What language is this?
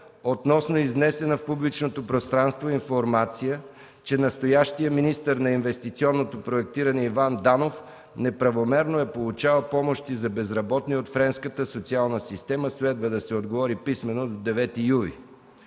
Bulgarian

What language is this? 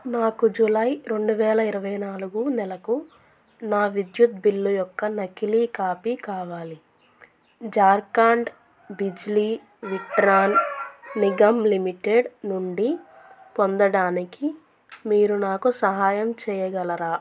Telugu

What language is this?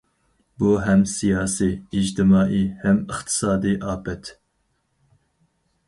Uyghur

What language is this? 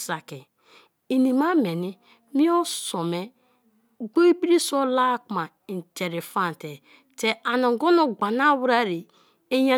Kalabari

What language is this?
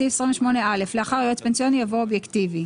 Hebrew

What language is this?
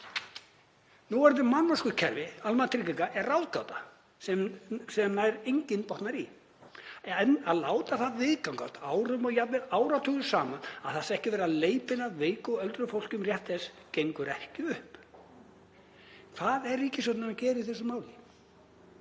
Icelandic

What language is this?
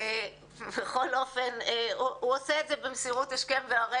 Hebrew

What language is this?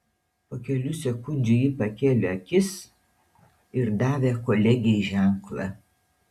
Lithuanian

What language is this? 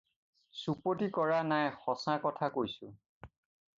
Assamese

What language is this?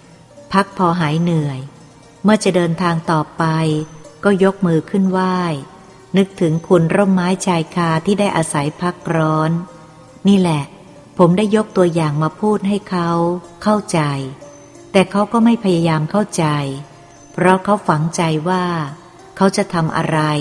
Thai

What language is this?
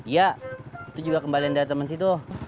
Indonesian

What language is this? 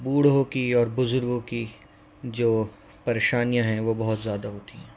Urdu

